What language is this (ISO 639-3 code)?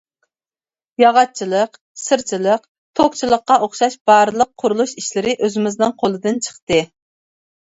uig